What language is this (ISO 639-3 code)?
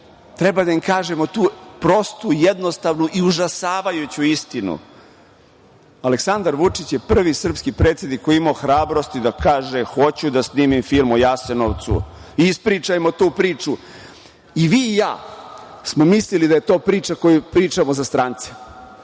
srp